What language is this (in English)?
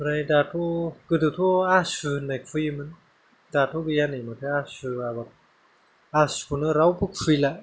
Bodo